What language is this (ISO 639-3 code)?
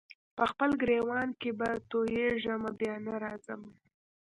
pus